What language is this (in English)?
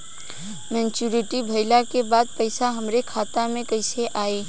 Bhojpuri